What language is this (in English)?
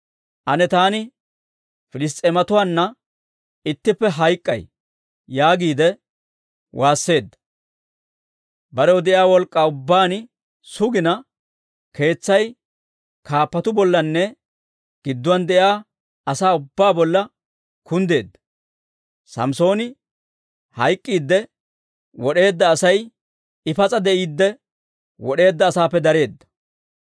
Dawro